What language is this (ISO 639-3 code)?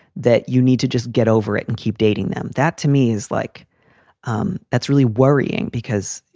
eng